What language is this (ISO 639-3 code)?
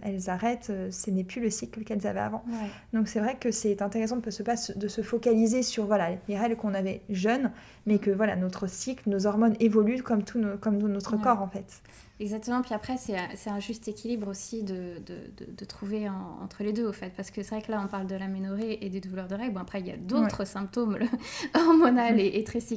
fra